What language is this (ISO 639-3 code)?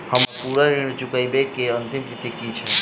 mai